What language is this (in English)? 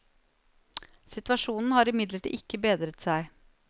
Norwegian